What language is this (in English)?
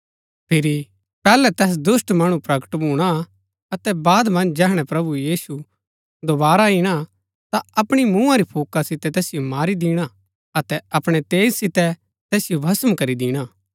Gaddi